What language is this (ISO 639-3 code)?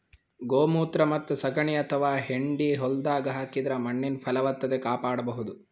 kan